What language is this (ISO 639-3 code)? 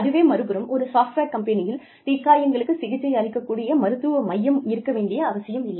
tam